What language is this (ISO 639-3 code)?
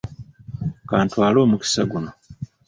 lug